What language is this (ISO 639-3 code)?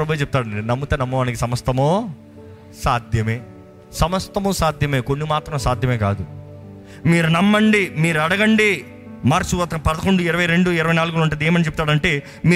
tel